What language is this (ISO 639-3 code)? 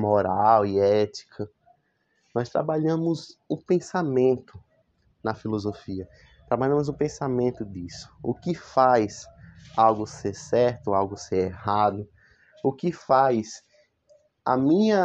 por